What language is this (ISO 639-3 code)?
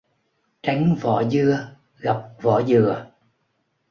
vie